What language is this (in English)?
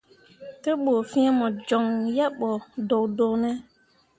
Mundang